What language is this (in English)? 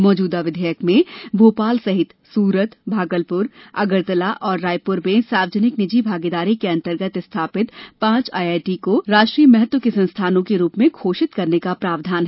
Hindi